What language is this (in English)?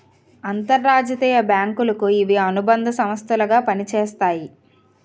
Telugu